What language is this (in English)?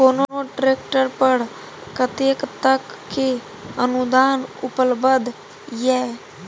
Maithili